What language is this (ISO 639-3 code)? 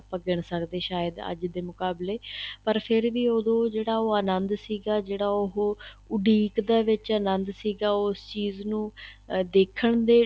pan